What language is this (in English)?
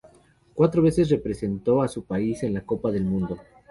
Spanish